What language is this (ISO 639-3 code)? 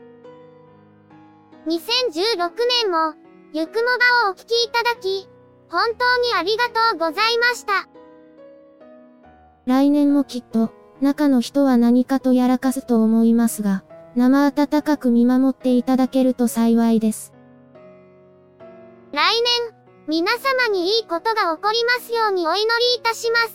jpn